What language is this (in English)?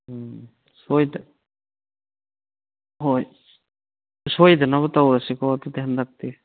Manipuri